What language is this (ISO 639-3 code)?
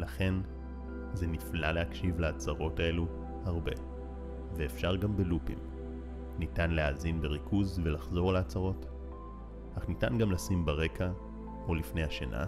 heb